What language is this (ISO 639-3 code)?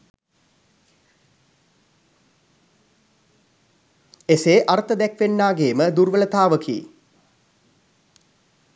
sin